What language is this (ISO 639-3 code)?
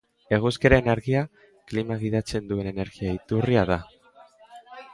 eus